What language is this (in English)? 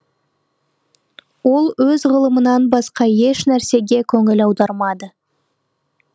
Kazakh